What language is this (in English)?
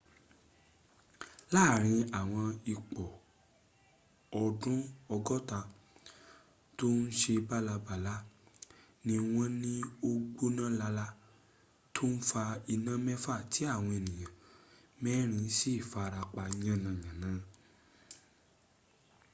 Yoruba